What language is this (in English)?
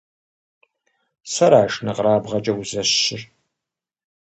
Kabardian